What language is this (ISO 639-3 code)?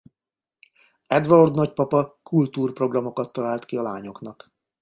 hun